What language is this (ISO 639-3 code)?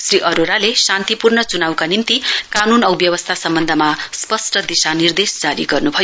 nep